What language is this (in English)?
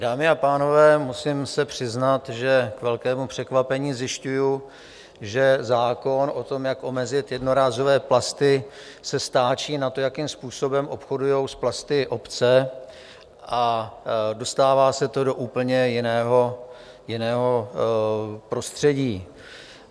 Czech